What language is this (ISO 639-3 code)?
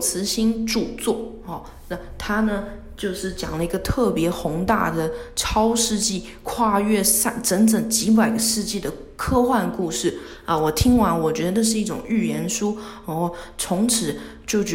zho